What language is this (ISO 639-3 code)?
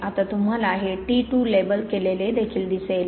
mar